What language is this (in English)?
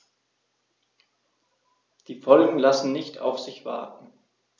German